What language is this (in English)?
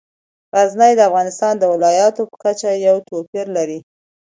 Pashto